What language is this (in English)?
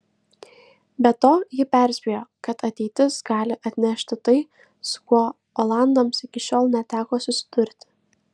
Lithuanian